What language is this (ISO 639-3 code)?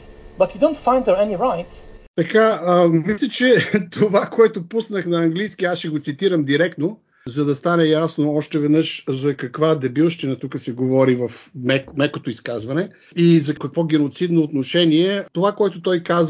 bul